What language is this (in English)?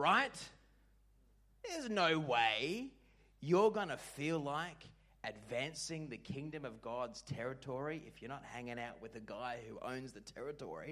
English